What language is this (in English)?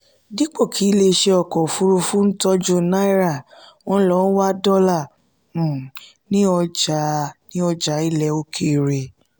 Yoruba